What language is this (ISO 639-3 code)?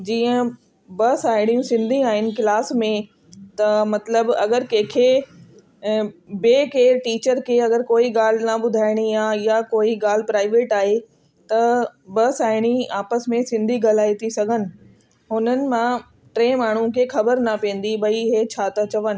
snd